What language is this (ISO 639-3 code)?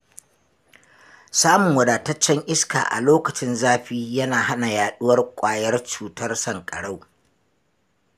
hau